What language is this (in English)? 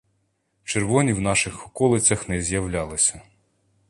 Ukrainian